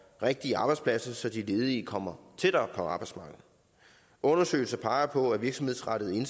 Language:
Danish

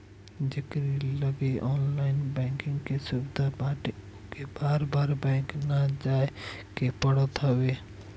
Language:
Bhojpuri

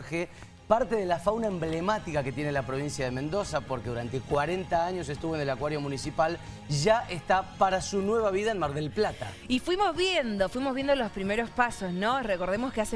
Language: Spanish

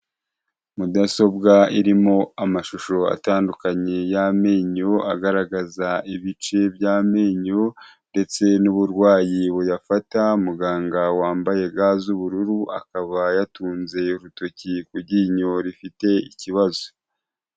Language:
Kinyarwanda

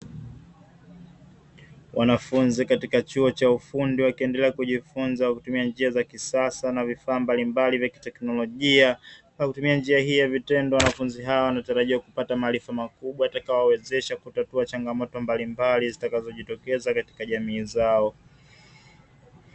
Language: Swahili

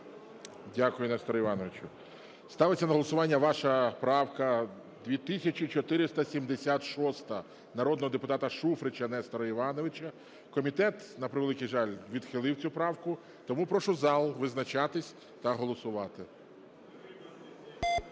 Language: Ukrainian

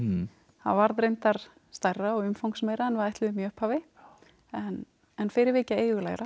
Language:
Icelandic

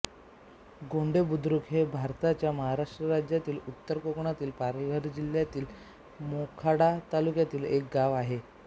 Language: Marathi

